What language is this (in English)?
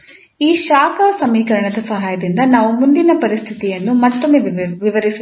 Kannada